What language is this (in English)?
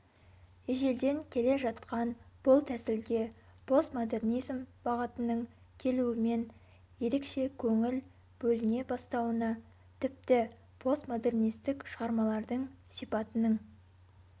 Kazakh